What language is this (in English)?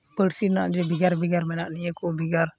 Santali